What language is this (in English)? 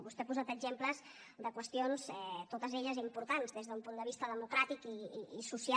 Catalan